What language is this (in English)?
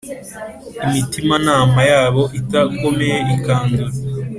Kinyarwanda